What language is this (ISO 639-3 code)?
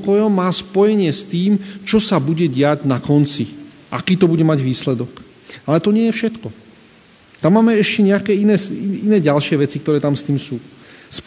slk